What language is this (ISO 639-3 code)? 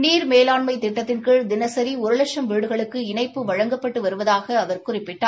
tam